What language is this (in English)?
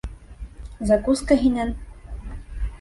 Bashkir